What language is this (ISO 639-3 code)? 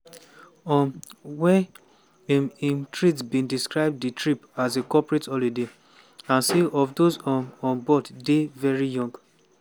pcm